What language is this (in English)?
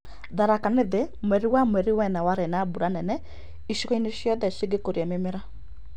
Kikuyu